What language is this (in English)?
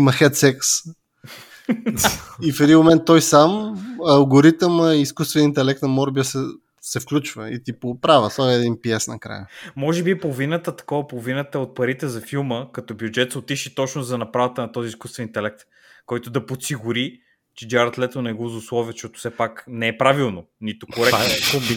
Bulgarian